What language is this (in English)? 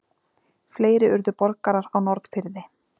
Icelandic